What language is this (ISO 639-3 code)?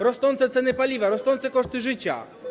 pol